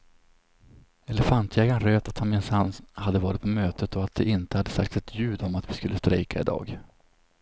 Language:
Swedish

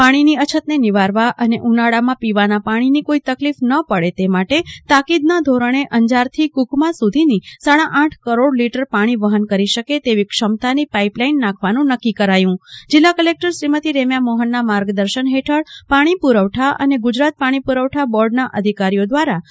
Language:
Gujarati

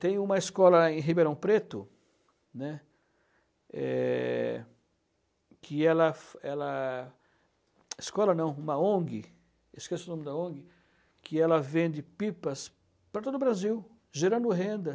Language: Portuguese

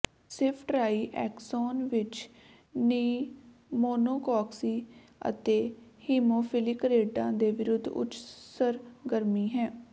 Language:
Punjabi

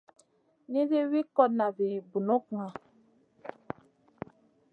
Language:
Masana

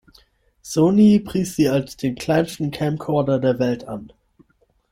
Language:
German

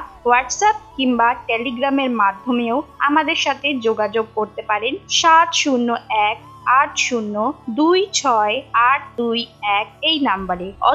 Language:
Bangla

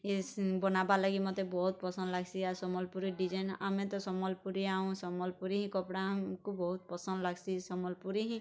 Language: Odia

